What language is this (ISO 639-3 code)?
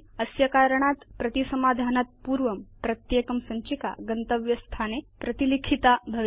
san